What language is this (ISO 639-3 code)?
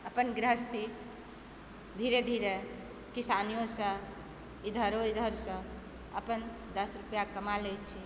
mai